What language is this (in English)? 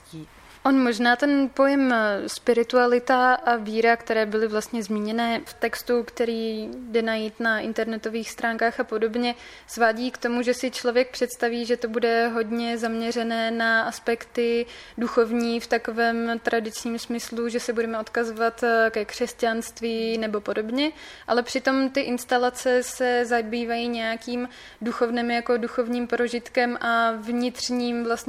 Czech